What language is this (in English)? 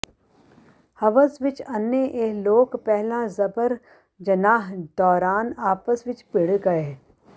Punjabi